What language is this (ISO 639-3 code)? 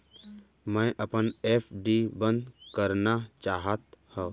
hne